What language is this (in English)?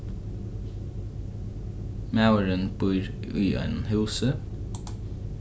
Faroese